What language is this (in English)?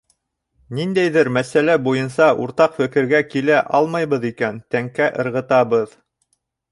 Bashkir